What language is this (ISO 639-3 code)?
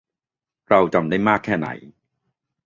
tha